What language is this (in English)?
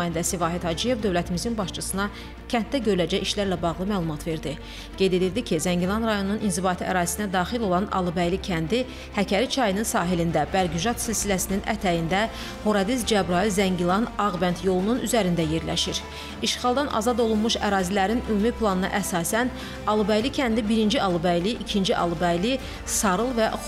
Turkish